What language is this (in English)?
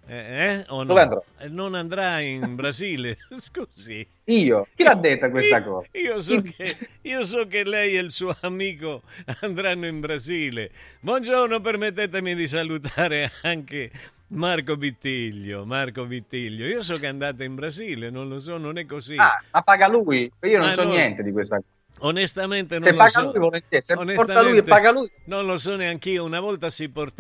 Italian